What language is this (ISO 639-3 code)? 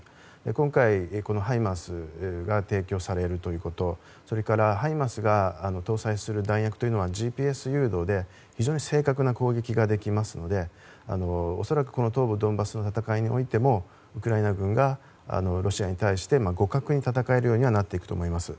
jpn